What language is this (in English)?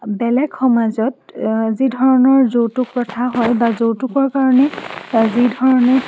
Assamese